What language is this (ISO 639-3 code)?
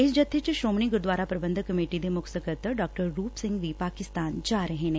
pan